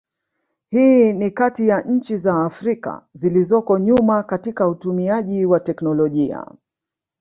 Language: Swahili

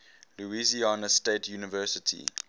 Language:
English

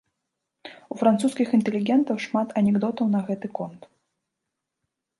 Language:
Belarusian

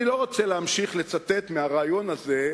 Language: Hebrew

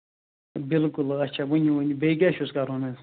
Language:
Kashmiri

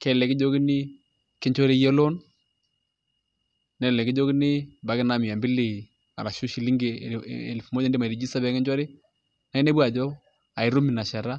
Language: Masai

